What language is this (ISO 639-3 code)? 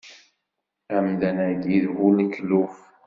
kab